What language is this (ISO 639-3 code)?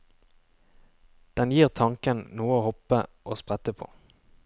nor